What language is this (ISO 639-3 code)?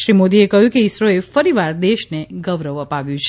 guj